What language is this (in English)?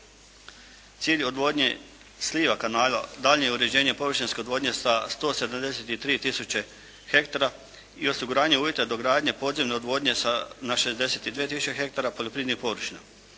Croatian